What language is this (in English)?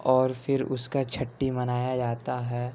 Urdu